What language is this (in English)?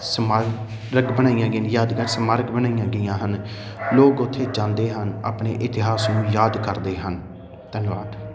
Punjabi